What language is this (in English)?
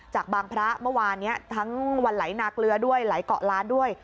Thai